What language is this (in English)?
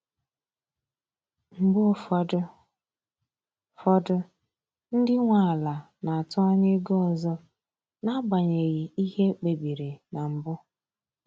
Igbo